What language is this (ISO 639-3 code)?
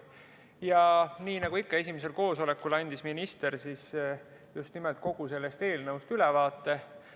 est